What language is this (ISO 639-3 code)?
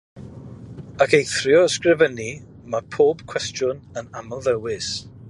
cym